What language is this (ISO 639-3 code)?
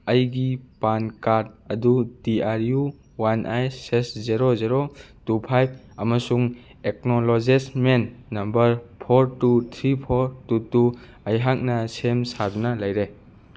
mni